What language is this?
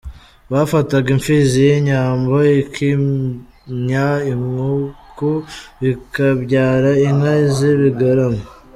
Kinyarwanda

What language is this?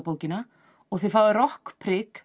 Icelandic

